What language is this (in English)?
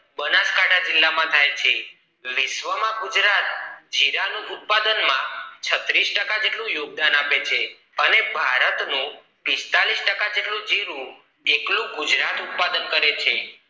Gujarati